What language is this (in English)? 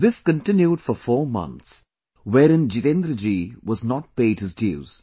English